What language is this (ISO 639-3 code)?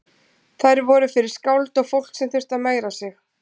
isl